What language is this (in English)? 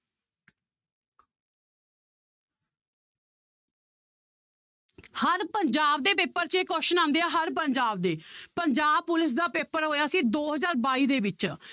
Punjabi